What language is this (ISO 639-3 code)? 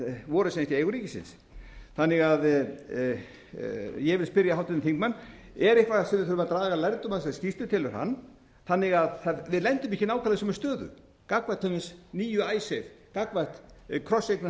isl